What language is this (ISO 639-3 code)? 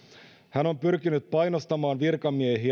fin